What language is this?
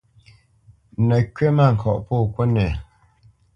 Bamenyam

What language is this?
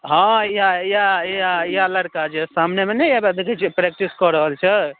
Maithili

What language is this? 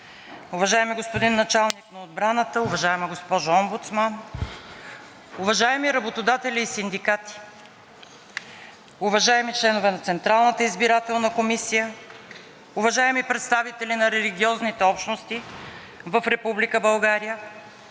Bulgarian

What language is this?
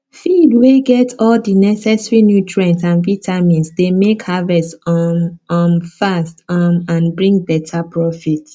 Nigerian Pidgin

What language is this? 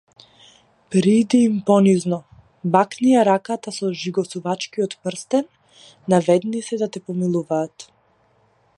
Macedonian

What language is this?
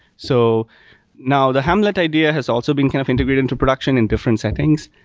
English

